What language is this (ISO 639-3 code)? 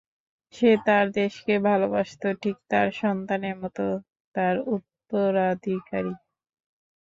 ben